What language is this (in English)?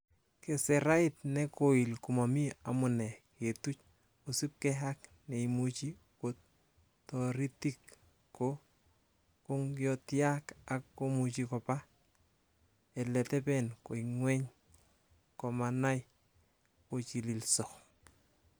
Kalenjin